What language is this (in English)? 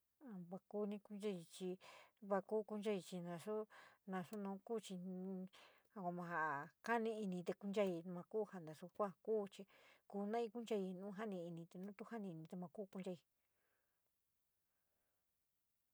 San Miguel El Grande Mixtec